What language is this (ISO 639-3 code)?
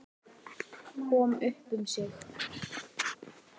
isl